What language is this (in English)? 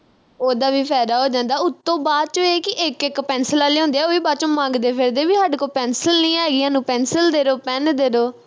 Punjabi